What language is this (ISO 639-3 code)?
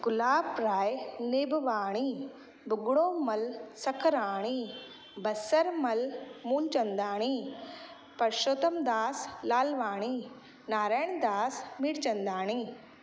snd